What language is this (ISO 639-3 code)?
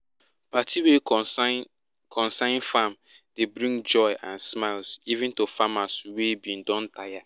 pcm